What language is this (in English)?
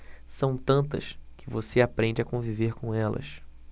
Portuguese